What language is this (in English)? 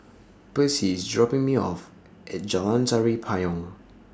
English